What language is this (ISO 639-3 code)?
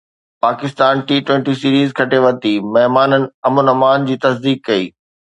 snd